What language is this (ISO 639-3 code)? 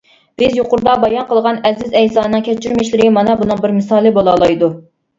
uig